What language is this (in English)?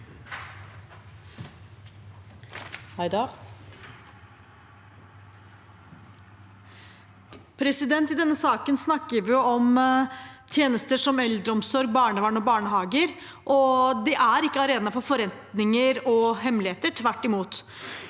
Norwegian